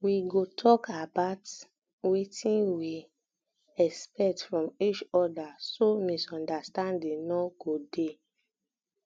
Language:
Nigerian Pidgin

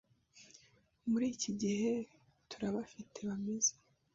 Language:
Kinyarwanda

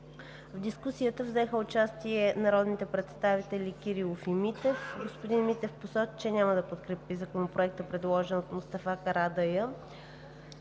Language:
Bulgarian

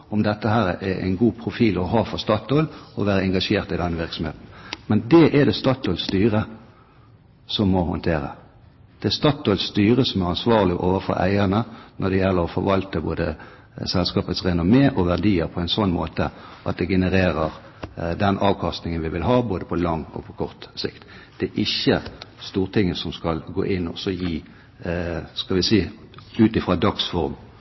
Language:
Norwegian Bokmål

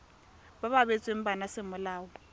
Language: Tswana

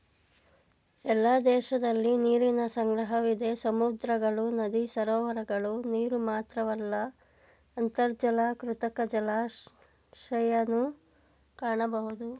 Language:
Kannada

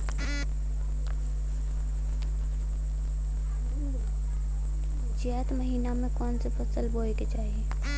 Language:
Bhojpuri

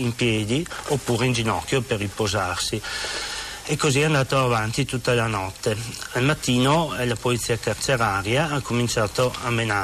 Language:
Italian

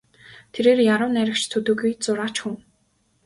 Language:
Mongolian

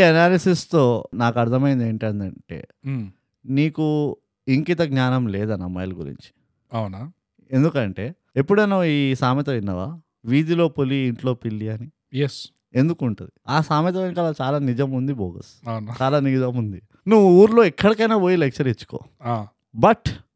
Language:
Telugu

